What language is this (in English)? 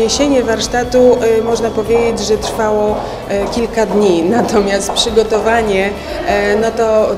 Polish